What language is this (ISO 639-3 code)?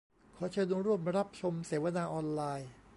tha